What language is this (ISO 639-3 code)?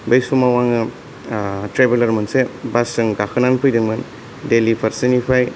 brx